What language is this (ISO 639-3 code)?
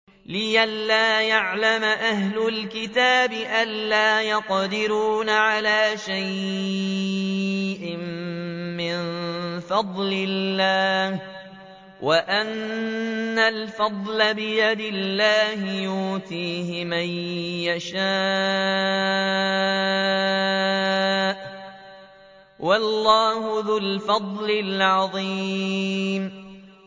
ara